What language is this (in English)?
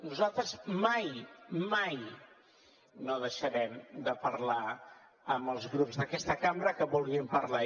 Catalan